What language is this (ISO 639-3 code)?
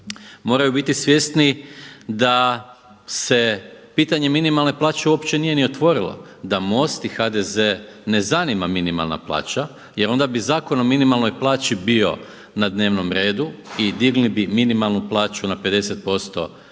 hrv